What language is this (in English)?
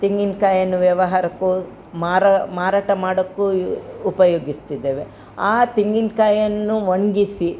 Kannada